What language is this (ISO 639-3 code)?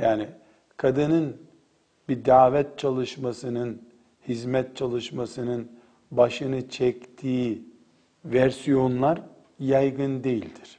tur